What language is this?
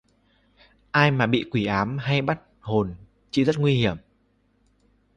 Vietnamese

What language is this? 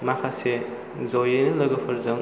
Bodo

